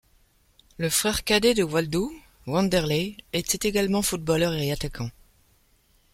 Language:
French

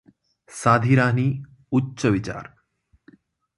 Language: Marathi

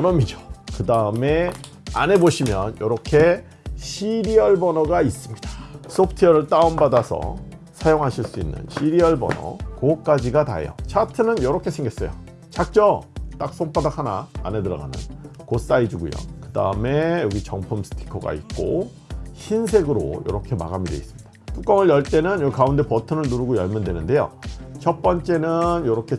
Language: Korean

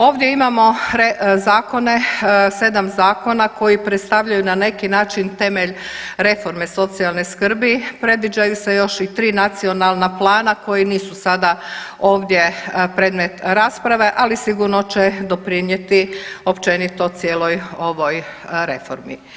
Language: Croatian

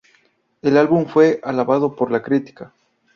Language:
Spanish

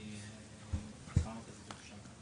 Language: Hebrew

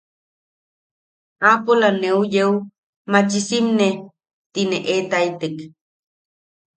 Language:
Yaqui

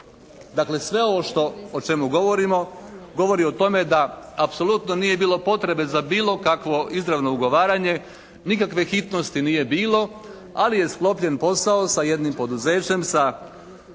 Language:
Croatian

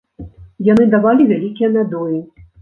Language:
Belarusian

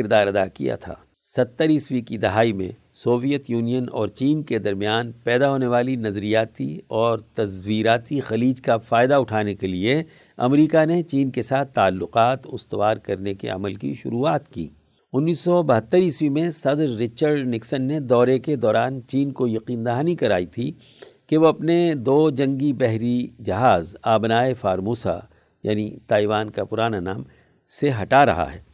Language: Urdu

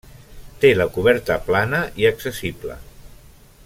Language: Catalan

